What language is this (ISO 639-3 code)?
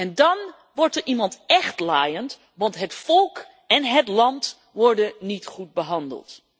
nld